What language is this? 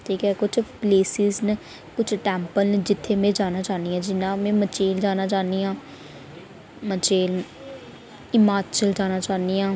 Dogri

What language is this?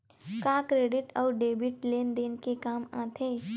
Chhattisgarhi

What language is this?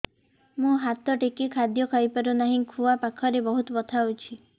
Odia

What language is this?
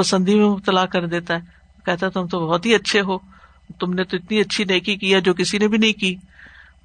Urdu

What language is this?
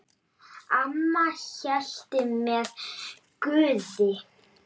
Icelandic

